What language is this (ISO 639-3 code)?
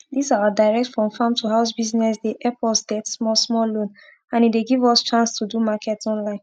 pcm